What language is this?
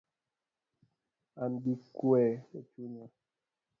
Luo (Kenya and Tanzania)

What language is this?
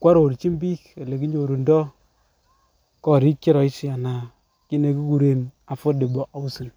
Kalenjin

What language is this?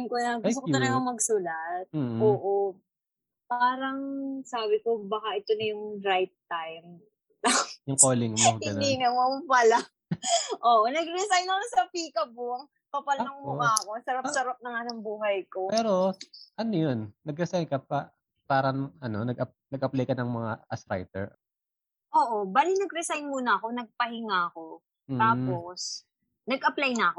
Filipino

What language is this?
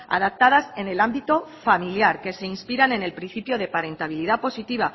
Spanish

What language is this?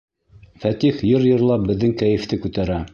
Bashkir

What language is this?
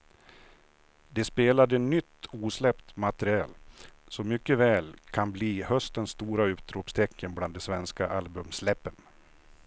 Swedish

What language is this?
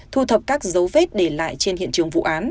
Vietnamese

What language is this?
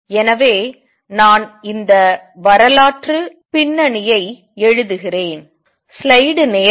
Tamil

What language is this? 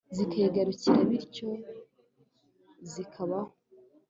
Kinyarwanda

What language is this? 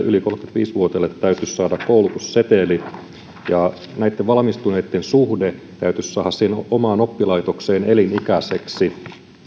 Finnish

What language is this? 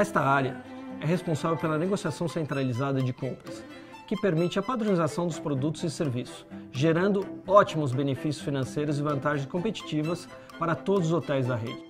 Portuguese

